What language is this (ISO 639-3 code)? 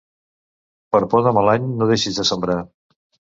cat